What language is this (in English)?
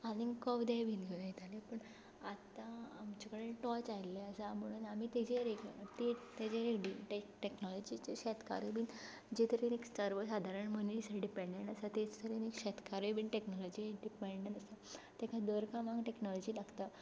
Konkani